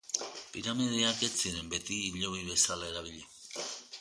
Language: Basque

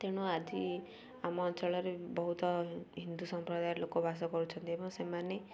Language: Odia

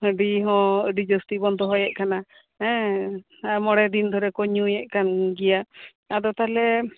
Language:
Santali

